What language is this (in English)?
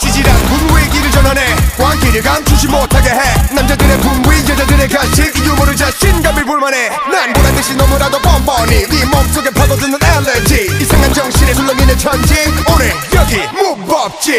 Polish